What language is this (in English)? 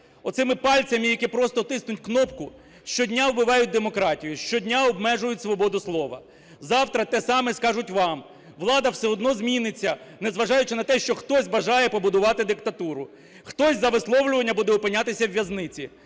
Ukrainian